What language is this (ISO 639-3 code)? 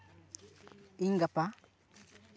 sat